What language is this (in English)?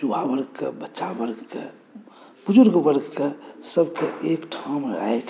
Maithili